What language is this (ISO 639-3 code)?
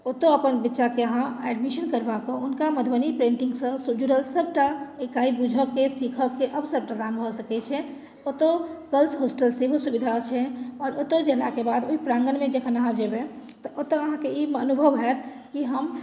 mai